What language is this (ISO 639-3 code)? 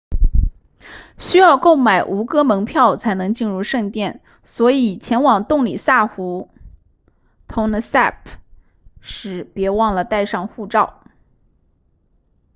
zho